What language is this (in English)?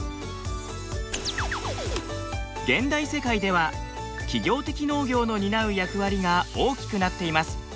Japanese